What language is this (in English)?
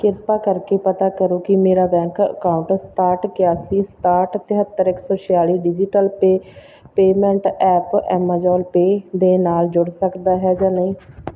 Punjabi